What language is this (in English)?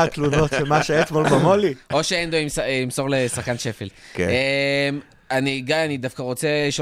Hebrew